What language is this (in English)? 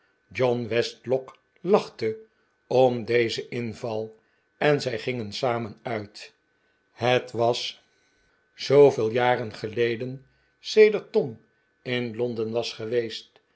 Dutch